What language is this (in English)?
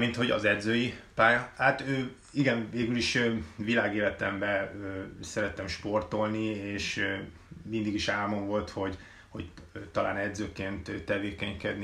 Hungarian